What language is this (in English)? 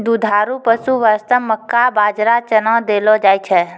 Maithili